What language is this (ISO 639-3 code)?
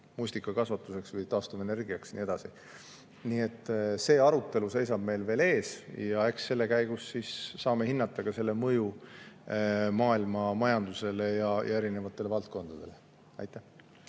est